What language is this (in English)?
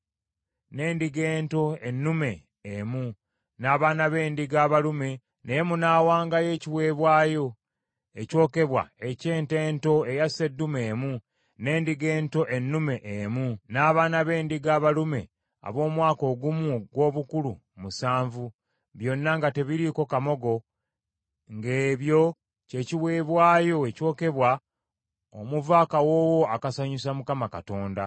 Ganda